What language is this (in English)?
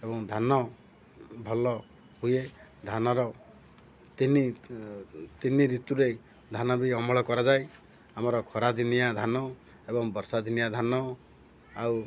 Odia